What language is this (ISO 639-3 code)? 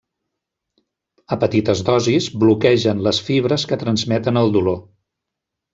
cat